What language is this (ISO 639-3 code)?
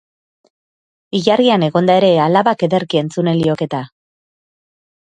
eus